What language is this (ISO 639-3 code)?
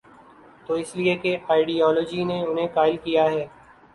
urd